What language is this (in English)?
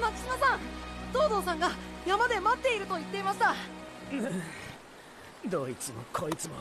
Japanese